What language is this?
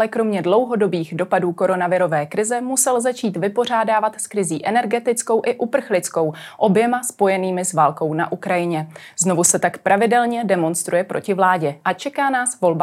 Czech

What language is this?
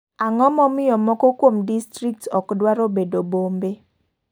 Luo (Kenya and Tanzania)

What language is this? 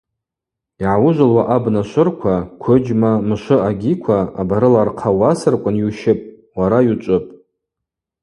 Abaza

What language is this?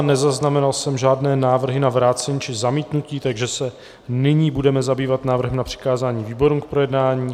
Czech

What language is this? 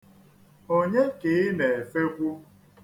Igbo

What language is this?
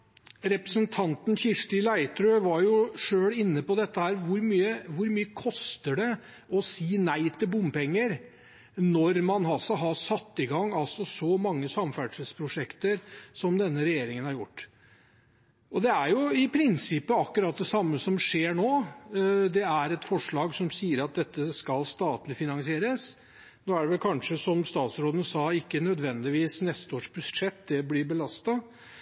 Norwegian Bokmål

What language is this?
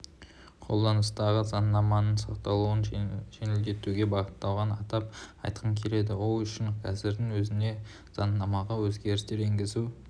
Kazakh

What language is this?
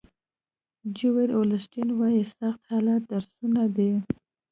Pashto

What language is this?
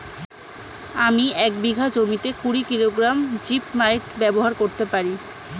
Bangla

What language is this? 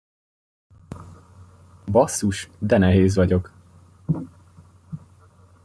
Hungarian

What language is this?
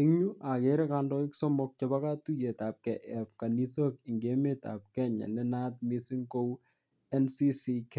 Kalenjin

